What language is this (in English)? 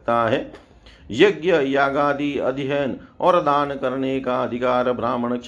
Hindi